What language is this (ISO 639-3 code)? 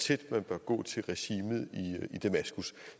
dan